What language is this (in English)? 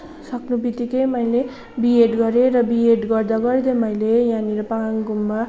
Nepali